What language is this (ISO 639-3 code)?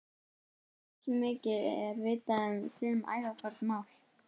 isl